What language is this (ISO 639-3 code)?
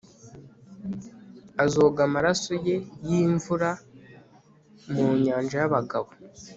kin